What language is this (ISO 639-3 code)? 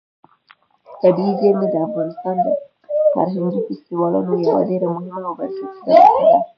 pus